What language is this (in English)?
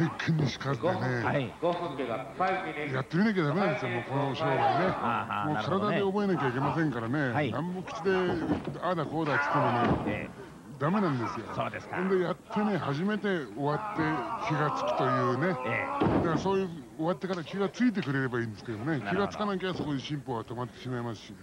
Japanese